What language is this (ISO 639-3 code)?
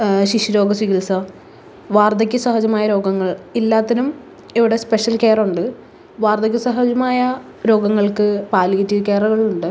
mal